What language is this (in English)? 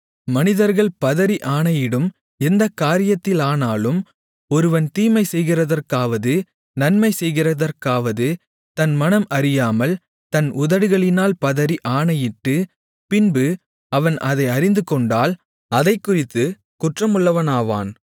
Tamil